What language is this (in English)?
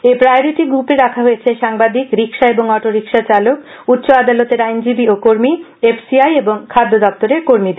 Bangla